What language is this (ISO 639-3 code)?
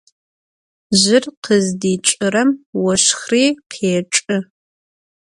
ady